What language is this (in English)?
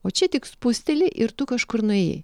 Lithuanian